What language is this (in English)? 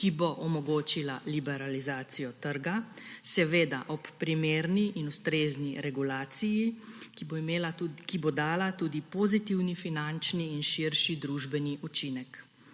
Slovenian